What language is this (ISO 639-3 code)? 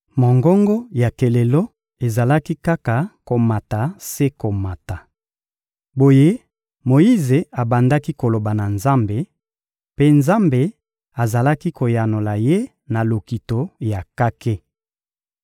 lin